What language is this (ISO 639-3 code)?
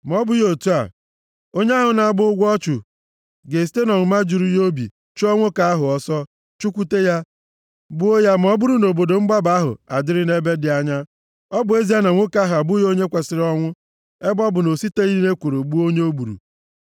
ibo